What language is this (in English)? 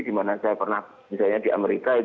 Indonesian